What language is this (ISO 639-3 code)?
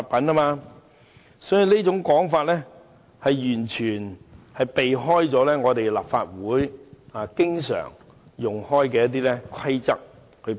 yue